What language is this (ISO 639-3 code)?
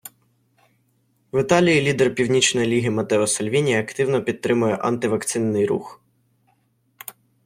ukr